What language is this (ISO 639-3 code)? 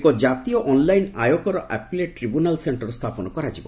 ori